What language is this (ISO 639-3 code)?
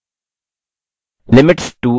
hin